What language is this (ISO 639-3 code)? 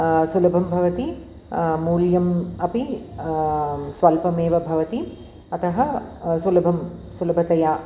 san